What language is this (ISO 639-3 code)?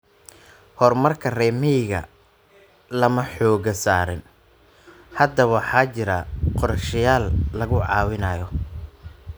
som